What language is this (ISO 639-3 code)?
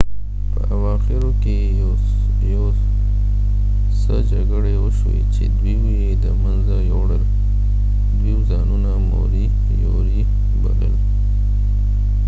pus